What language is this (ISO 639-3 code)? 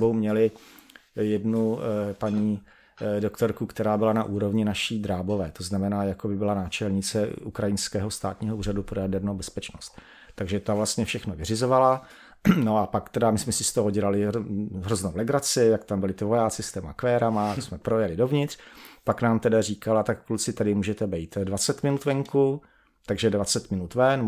ces